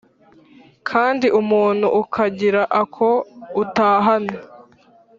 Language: Kinyarwanda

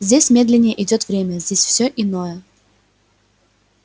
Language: Russian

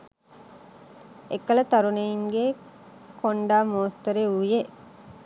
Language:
Sinhala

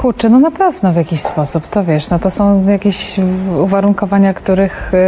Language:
Polish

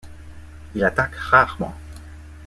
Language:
French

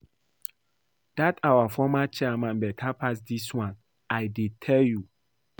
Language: Nigerian Pidgin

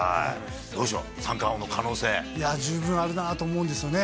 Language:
Japanese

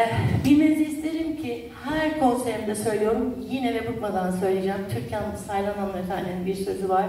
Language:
Turkish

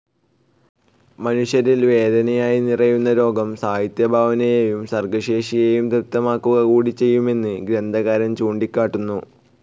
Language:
Malayalam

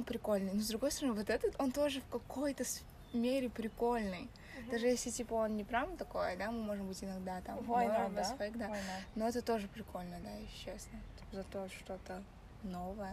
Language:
Russian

